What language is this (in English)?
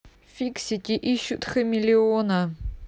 Russian